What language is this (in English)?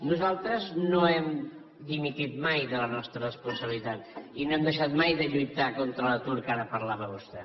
Catalan